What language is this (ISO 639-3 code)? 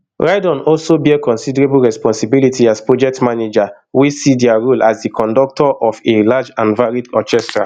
pcm